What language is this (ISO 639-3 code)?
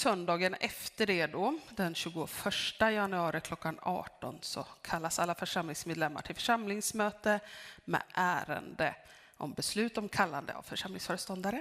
swe